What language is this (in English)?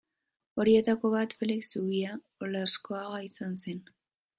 Basque